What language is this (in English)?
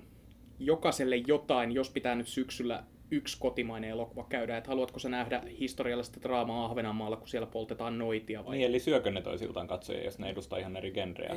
Finnish